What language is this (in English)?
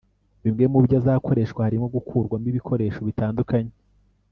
Kinyarwanda